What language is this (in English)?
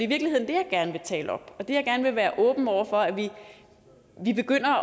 Danish